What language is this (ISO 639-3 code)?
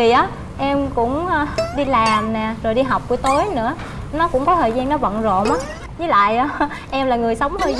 vie